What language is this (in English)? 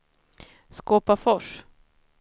Swedish